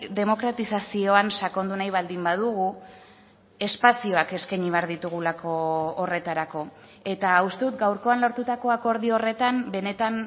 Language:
Basque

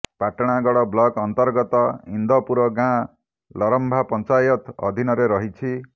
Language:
Odia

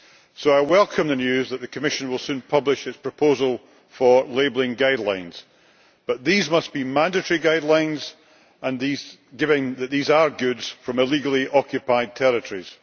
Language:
English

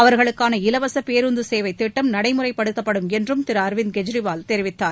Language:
Tamil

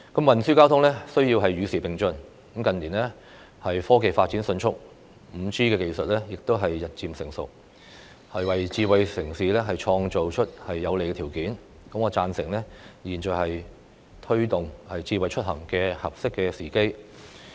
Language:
Cantonese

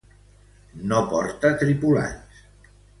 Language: Catalan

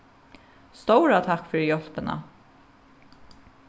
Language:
Faroese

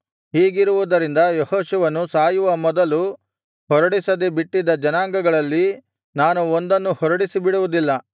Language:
Kannada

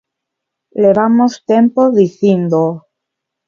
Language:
Galician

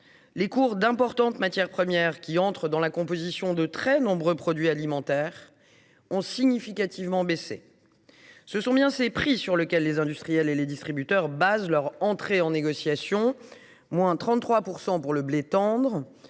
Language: French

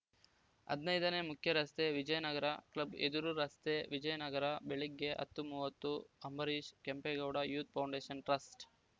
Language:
Kannada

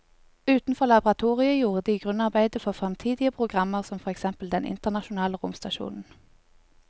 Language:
Norwegian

